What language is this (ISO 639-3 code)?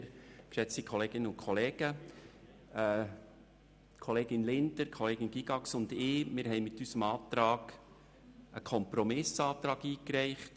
gsw